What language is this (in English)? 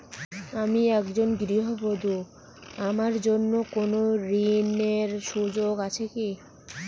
Bangla